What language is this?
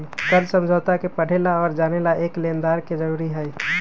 Magahi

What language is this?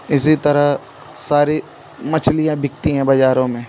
Hindi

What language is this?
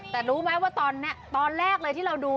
Thai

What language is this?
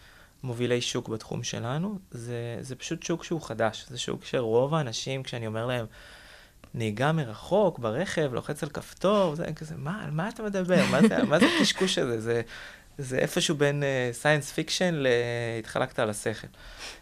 Hebrew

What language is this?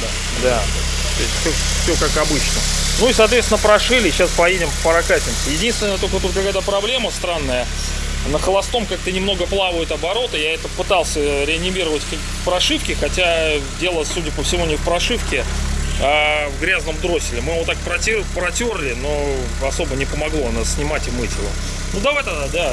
Russian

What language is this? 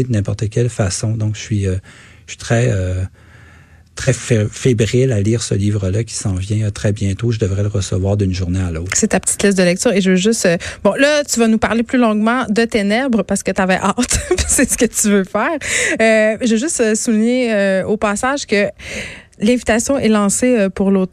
French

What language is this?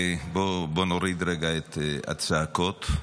Hebrew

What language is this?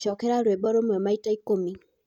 Kikuyu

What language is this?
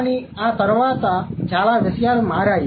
Telugu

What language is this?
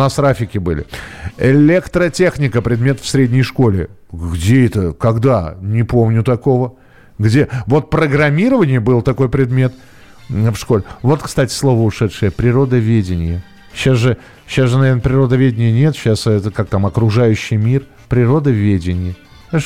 Russian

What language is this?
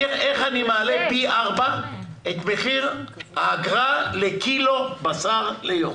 Hebrew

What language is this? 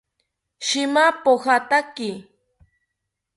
South Ucayali Ashéninka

